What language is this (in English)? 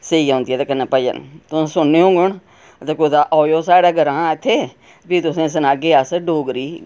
Dogri